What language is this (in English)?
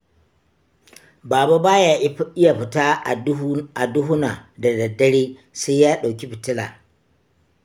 Hausa